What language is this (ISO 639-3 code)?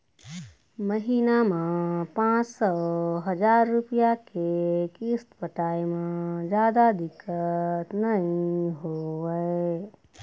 hne